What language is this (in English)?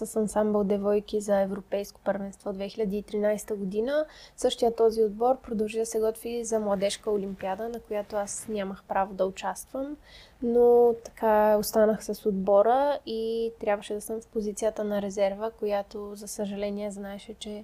Bulgarian